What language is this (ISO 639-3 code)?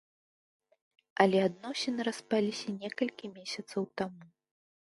bel